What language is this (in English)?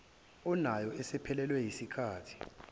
Zulu